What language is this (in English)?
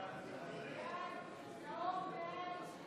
Hebrew